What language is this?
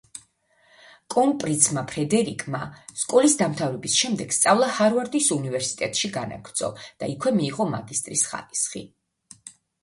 Georgian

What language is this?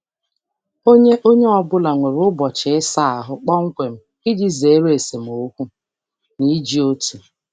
Igbo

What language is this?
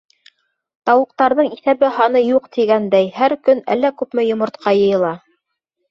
Bashkir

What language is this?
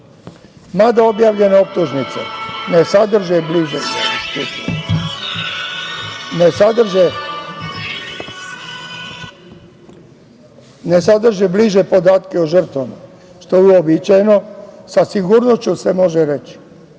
Serbian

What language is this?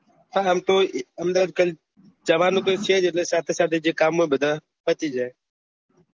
Gujarati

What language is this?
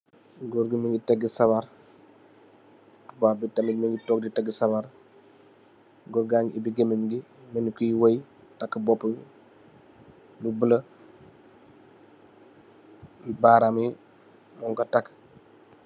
Wolof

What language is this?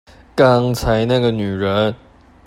Chinese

